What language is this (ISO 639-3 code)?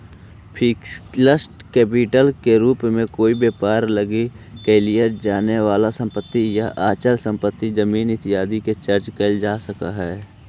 mag